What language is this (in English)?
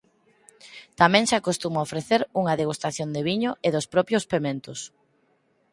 Galician